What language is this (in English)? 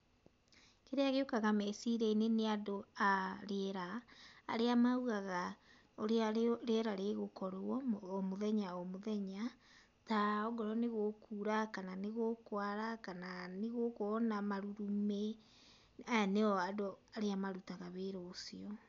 Kikuyu